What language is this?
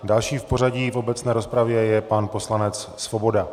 Czech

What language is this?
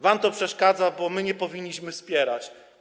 Polish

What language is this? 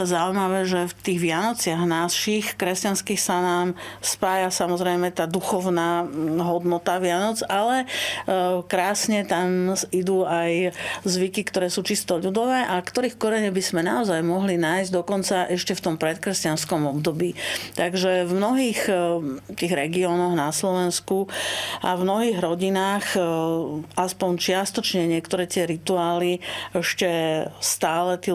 Slovak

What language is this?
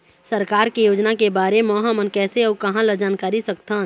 Chhattisgarhi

